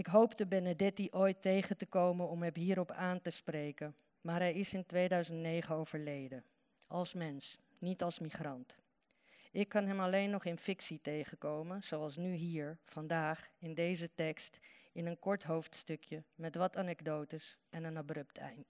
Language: Dutch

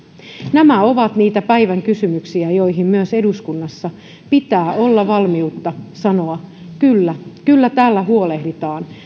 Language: Finnish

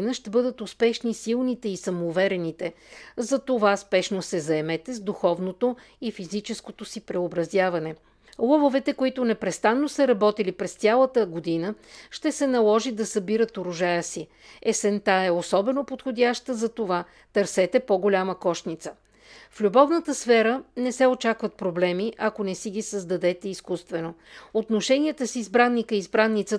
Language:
Bulgarian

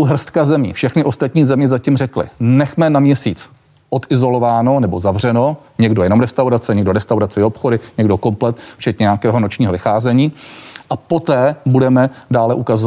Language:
Czech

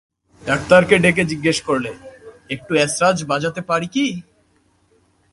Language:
Bangla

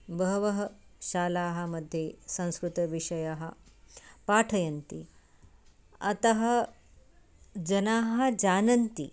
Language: Sanskrit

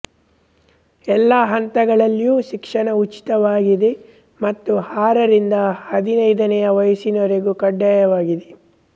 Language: Kannada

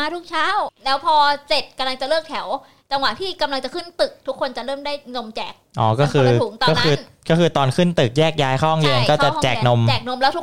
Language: Thai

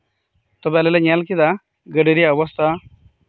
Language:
Santali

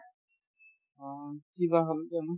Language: Assamese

